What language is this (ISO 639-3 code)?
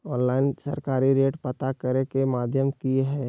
mag